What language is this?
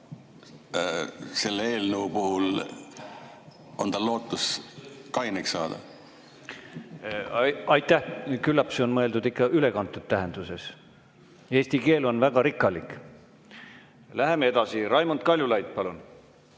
Estonian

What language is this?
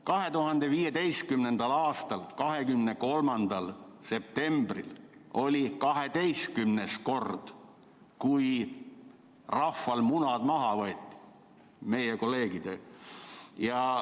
Estonian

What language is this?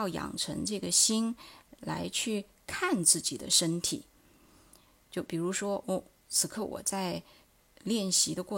Chinese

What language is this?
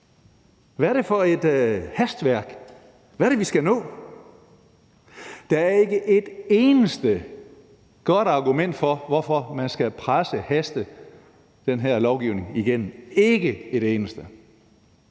Danish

